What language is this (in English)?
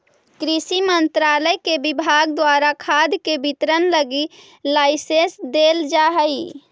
Magahi